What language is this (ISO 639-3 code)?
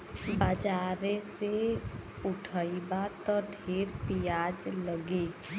bho